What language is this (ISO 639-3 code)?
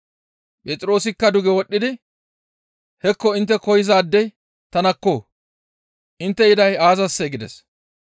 gmv